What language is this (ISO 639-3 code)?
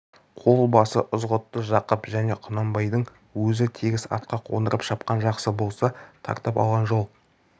kaz